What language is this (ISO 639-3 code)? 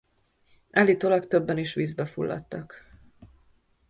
hun